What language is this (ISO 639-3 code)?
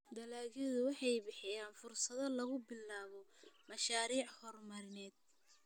som